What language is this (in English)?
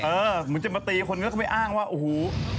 Thai